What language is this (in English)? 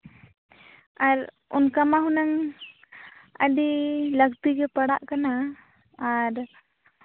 Santali